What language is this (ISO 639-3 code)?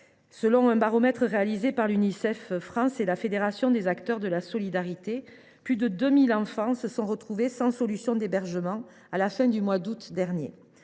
fra